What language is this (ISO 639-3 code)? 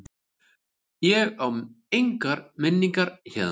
isl